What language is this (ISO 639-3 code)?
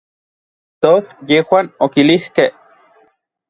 nlv